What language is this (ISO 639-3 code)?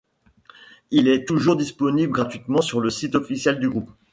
fra